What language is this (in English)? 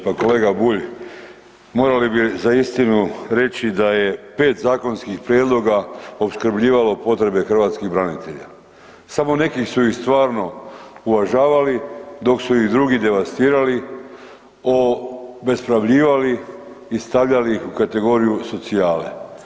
Croatian